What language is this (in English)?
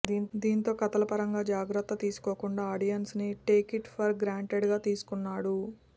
Telugu